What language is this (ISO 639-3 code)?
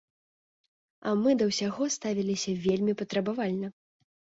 bel